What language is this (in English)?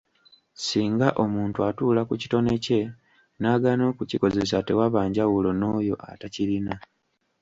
Ganda